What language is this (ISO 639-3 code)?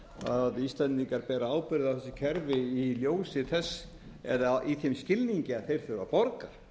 isl